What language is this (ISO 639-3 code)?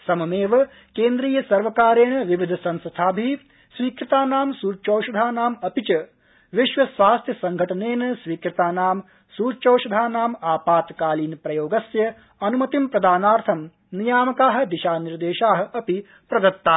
san